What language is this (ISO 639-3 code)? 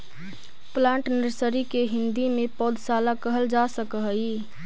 mag